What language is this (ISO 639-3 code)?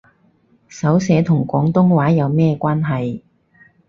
yue